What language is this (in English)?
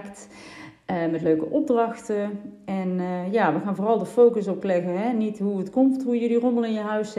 Dutch